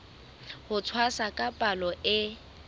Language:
Southern Sotho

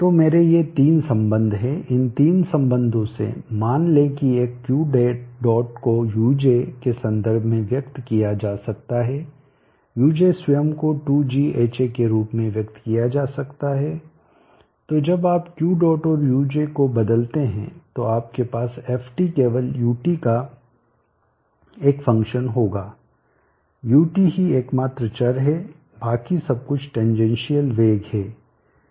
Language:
Hindi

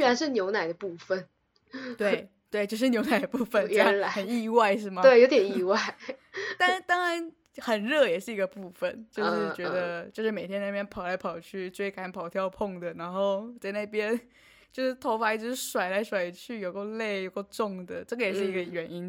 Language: Chinese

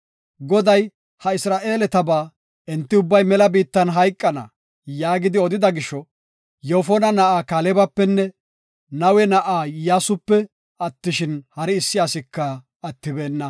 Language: Gofa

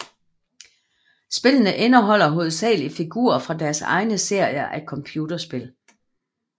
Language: Danish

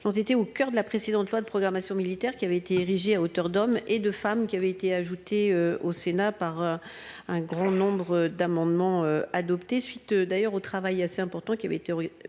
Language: French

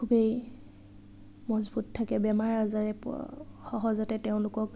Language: Assamese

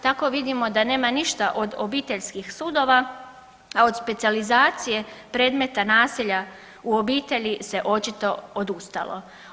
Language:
Croatian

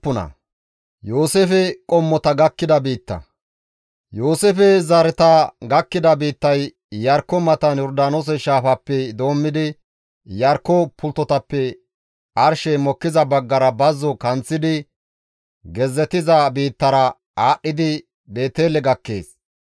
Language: Gamo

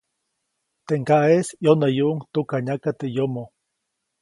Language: Copainalá Zoque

